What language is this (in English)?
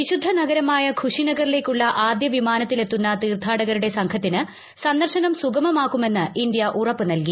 Malayalam